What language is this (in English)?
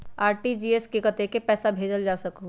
Magahi